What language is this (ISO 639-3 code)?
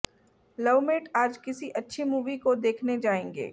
hin